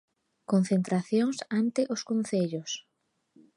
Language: Galician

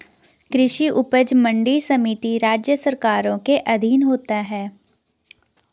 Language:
Hindi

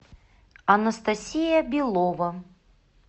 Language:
Russian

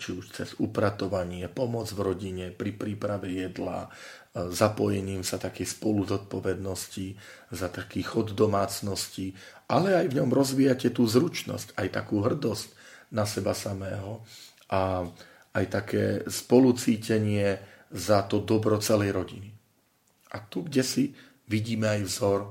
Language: Slovak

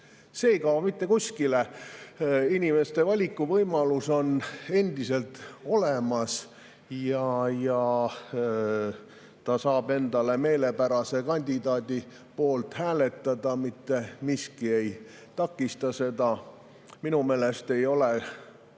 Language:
Estonian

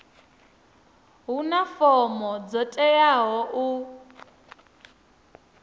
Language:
Venda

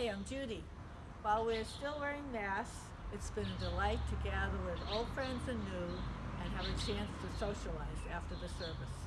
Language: English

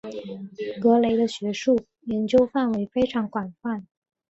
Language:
Chinese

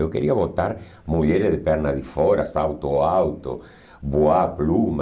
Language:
Portuguese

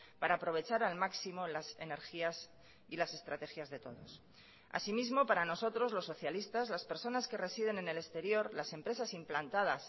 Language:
Spanish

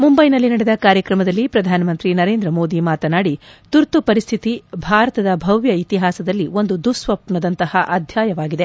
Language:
Kannada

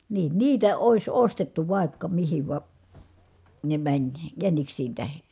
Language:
Finnish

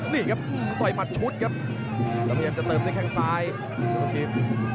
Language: Thai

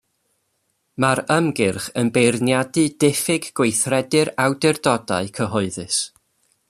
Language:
Welsh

